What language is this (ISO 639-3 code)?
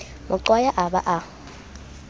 sot